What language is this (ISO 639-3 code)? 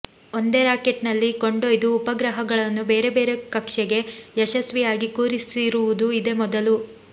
kan